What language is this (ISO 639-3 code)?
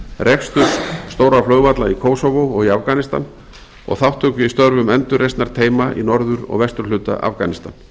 isl